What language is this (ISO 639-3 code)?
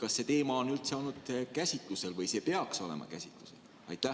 est